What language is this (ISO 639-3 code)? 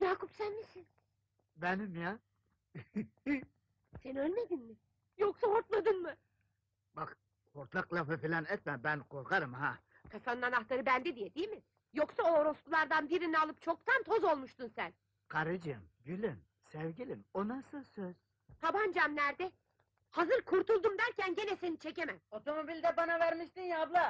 tur